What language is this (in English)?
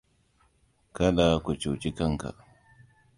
Hausa